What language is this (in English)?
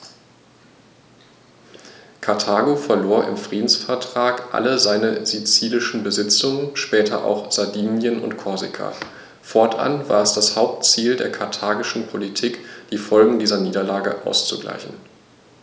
German